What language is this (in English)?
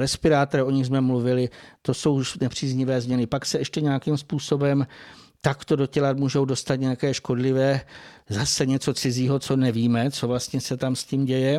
Czech